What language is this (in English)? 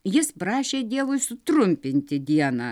Lithuanian